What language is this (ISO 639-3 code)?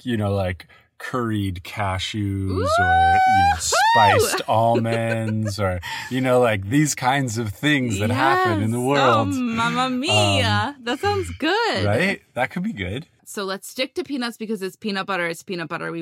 eng